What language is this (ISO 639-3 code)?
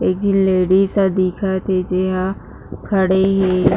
hne